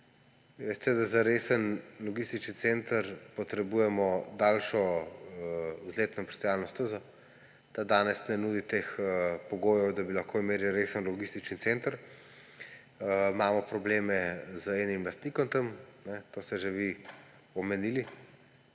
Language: Slovenian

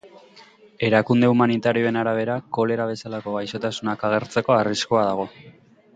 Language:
Basque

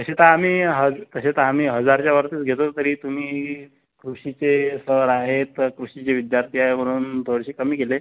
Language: Marathi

